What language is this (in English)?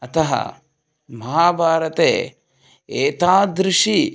Sanskrit